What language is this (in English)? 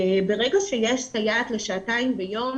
Hebrew